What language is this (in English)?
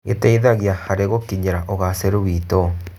Kikuyu